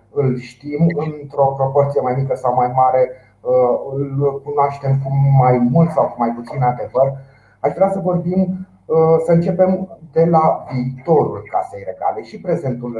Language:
Romanian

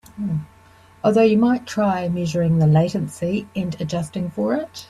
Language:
English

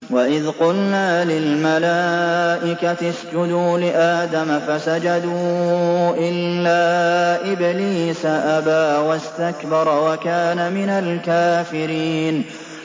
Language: Arabic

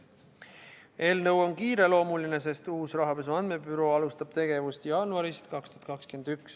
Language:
Estonian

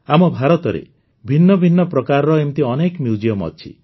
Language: Odia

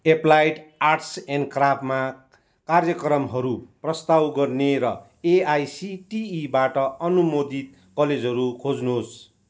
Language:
Nepali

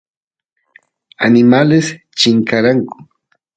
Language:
Santiago del Estero Quichua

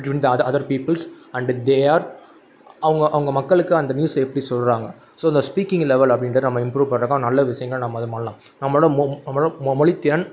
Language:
Tamil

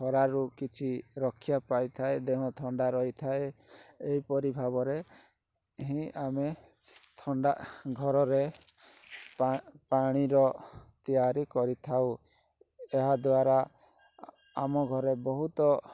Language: Odia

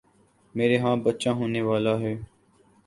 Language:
Urdu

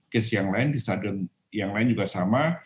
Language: Indonesian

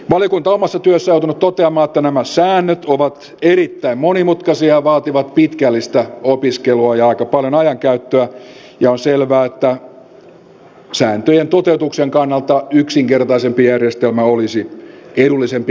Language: Finnish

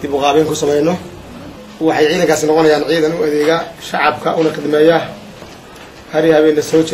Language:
Arabic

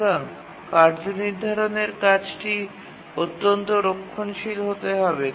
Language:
Bangla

